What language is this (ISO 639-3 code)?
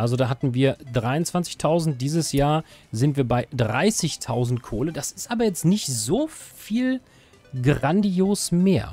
deu